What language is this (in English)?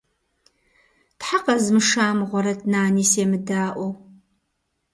Kabardian